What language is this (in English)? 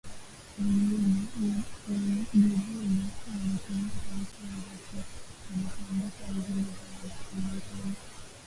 Swahili